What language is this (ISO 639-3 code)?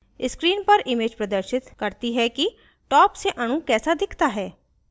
hin